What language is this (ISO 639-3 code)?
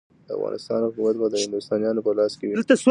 pus